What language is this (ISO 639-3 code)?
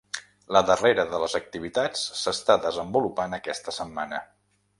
cat